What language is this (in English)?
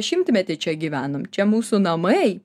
Lithuanian